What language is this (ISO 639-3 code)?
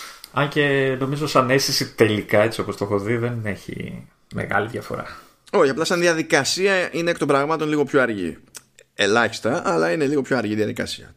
ell